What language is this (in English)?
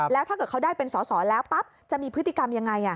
Thai